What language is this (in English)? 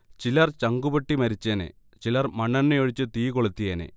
Malayalam